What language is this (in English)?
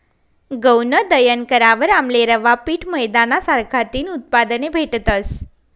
Marathi